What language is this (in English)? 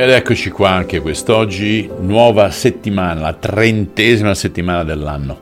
Italian